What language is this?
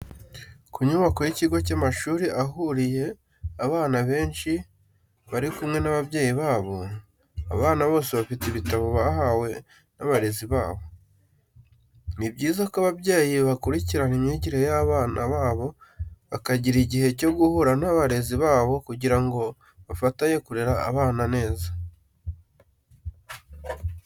Kinyarwanda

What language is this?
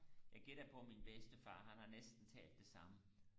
Danish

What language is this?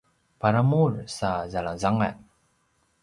Paiwan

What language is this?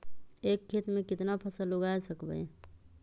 Magahi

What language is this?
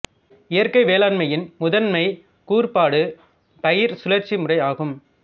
Tamil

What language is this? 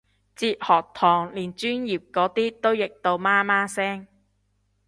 Cantonese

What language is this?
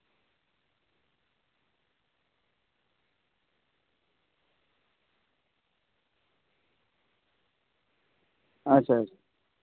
Santali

